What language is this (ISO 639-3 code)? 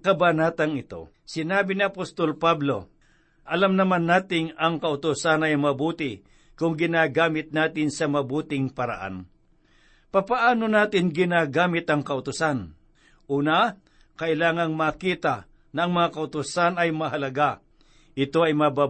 fil